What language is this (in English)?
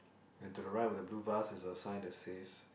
English